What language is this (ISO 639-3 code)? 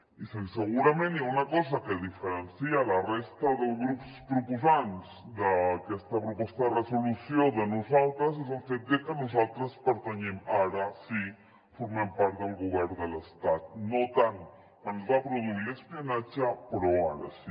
cat